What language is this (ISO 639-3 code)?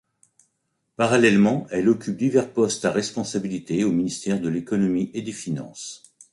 fra